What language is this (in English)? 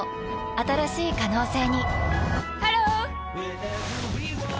Japanese